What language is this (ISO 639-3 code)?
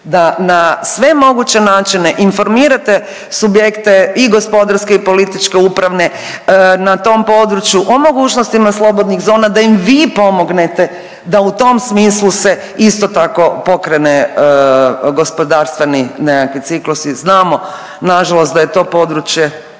hrv